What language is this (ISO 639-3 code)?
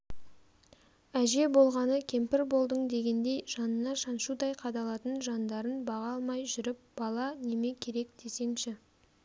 kaz